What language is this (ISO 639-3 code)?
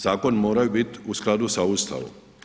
hrv